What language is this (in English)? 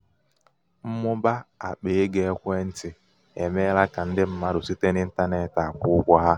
Igbo